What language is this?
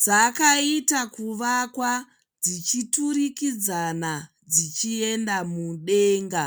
Shona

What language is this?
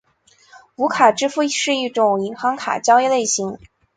Chinese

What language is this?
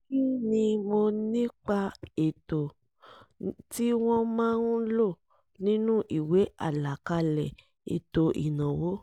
Yoruba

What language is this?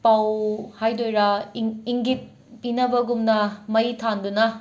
Manipuri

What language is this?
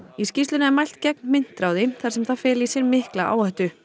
Icelandic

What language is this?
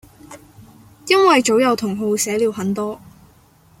Chinese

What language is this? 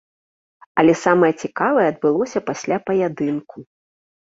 Belarusian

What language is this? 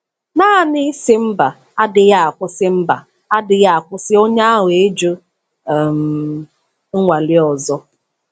Igbo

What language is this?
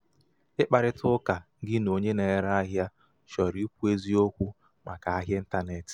Igbo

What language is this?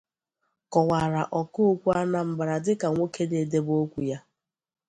Igbo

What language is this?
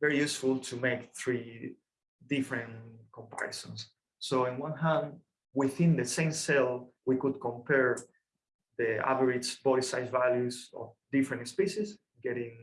English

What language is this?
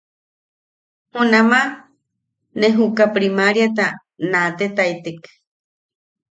Yaqui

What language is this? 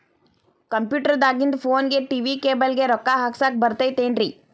Kannada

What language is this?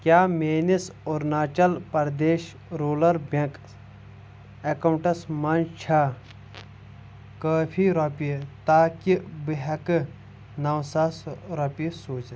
Kashmiri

